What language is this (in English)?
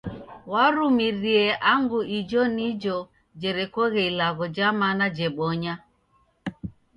Taita